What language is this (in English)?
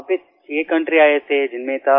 Hindi